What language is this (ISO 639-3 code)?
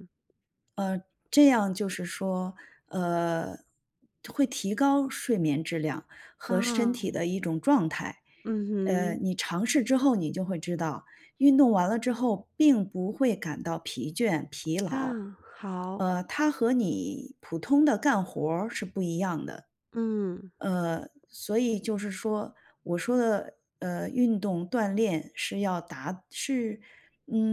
zho